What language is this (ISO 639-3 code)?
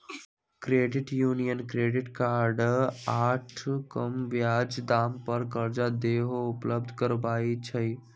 mag